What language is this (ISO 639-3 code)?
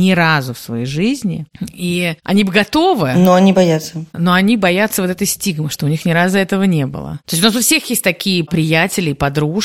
rus